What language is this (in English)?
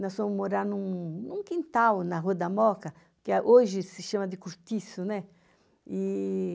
Portuguese